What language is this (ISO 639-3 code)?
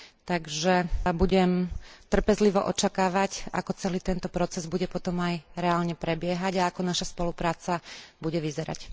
slk